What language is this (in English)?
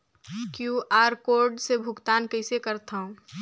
Chhattisgarhi